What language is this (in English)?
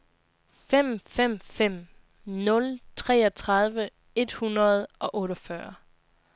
Danish